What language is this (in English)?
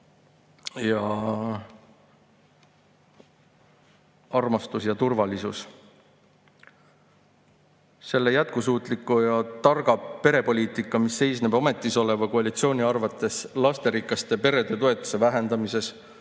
Estonian